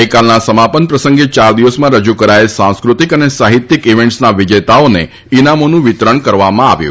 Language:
Gujarati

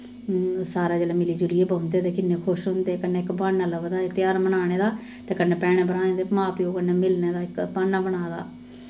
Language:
Dogri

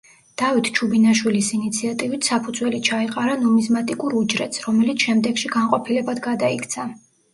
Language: Georgian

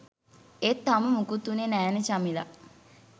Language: Sinhala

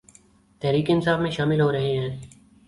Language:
Urdu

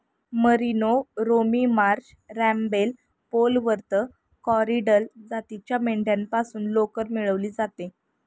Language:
Marathi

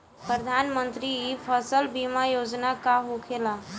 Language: Bhojpuri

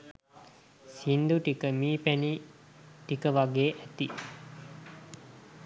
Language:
Sinhala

